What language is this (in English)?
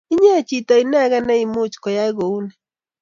Kalenjin